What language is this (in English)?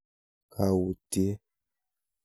Kalenjin